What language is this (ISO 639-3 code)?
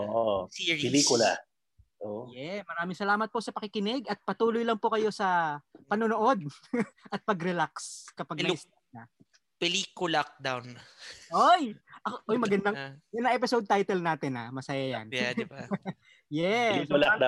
fil